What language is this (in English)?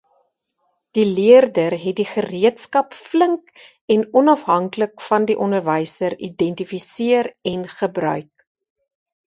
Afrikaans